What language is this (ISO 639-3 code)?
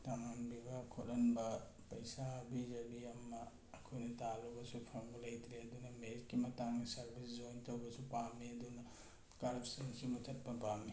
mni